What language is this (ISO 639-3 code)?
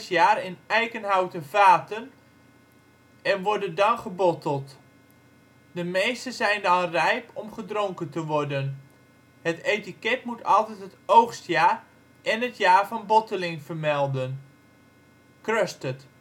nld